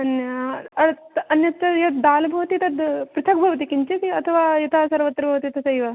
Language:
Sanskrit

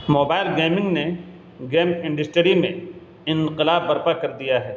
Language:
Urdu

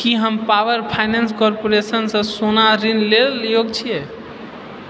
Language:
Maithili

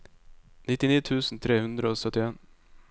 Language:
Norwegian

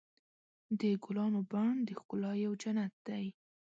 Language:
Pashto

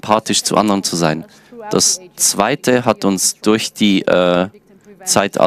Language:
German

